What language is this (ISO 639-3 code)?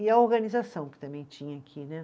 por